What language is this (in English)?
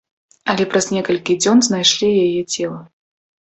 Belarusian